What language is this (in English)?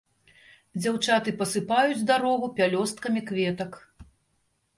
Belarusian